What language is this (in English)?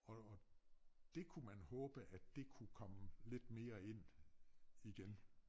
Danish